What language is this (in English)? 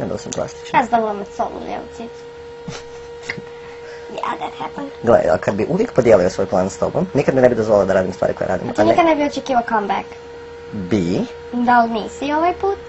Croatian